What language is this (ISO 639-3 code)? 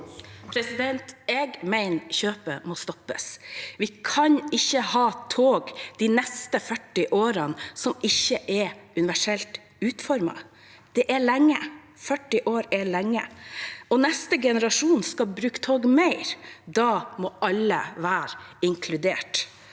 nor